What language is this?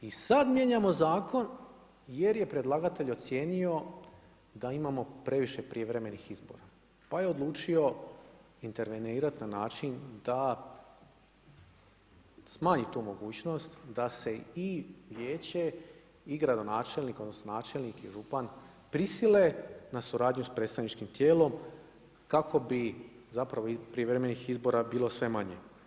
Croatian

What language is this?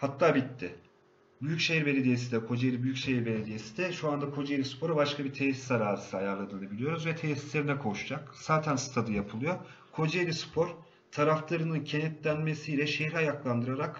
Turkish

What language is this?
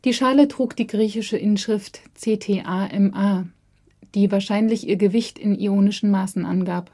German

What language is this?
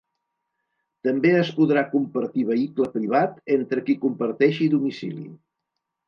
Catalan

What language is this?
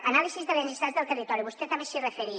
Catalan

